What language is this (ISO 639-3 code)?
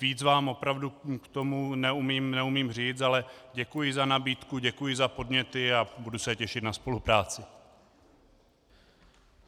ces